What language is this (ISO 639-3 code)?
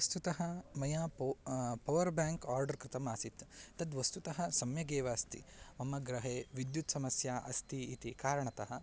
san